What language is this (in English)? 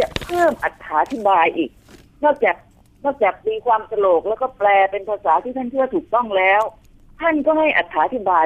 Thai